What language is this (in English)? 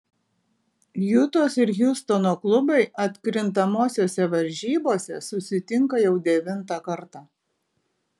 Lithuanian